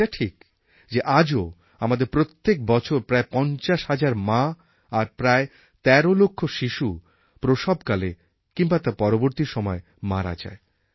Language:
Bangla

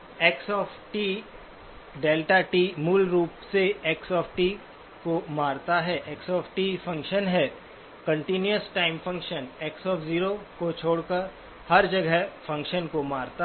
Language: Hindi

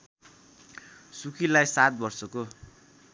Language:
Nepali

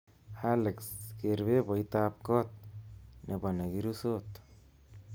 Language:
Kalenjin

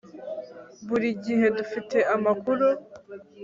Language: Kinyarwanda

